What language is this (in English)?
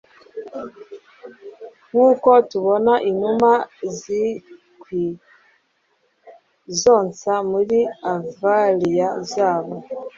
Kinyarwanda